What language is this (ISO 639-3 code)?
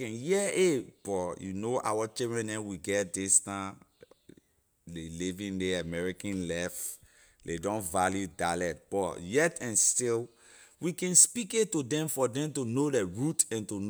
lir